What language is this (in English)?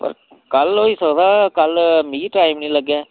Dogri